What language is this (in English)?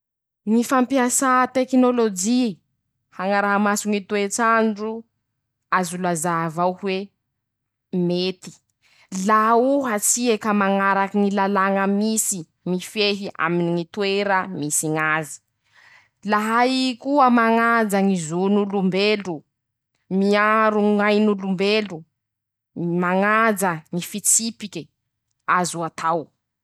Masikoro Malagasy